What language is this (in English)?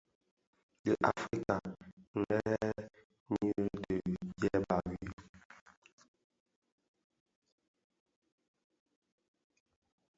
Bafia